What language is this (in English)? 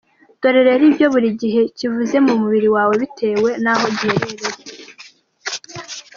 Kinyarwanda